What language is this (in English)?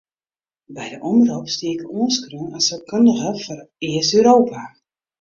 Western Frisian